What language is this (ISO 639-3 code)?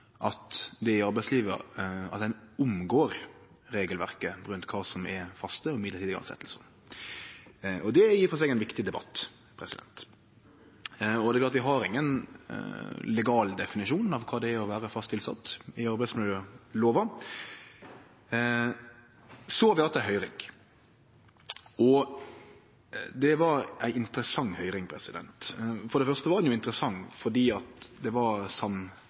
nno